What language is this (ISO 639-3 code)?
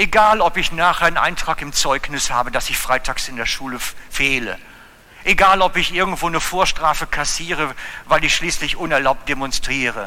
deu